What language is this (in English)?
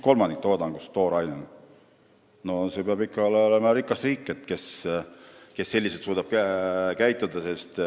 Estonian